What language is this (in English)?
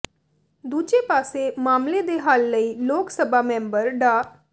Punjabi